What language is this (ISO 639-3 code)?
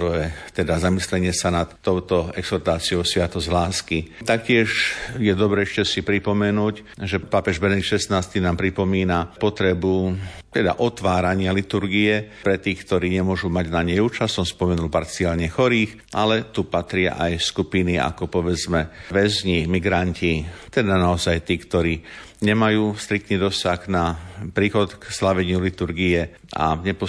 slk